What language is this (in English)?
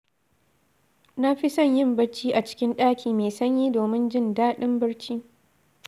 Hausa